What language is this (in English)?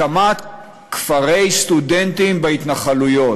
Hebrew